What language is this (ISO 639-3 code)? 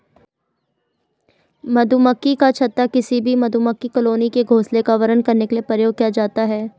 hin